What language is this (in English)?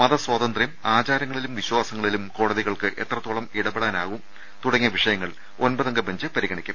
Malayalam